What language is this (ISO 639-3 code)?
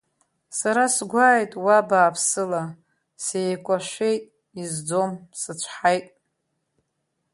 abk